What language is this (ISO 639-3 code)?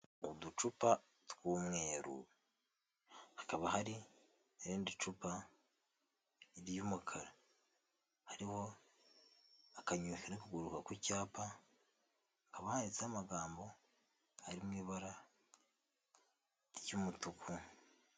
kin